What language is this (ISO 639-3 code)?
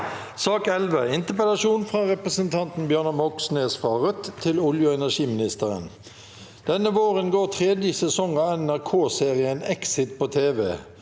nor